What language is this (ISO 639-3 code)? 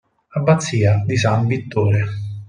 ita